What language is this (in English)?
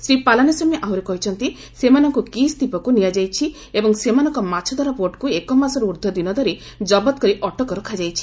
Odia